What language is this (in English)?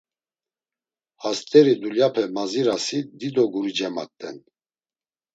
Laz